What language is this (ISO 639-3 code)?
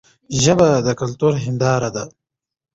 pus